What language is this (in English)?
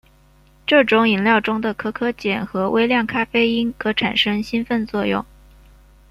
Chinese